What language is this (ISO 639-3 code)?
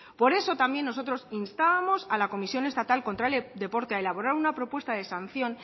spa